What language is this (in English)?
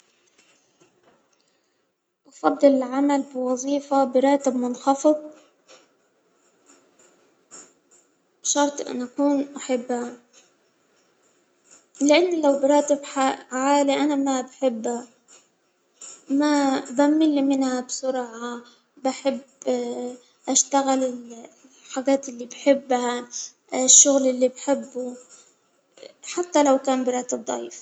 Hijazi Arabic